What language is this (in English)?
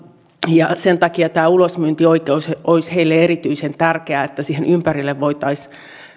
Finnish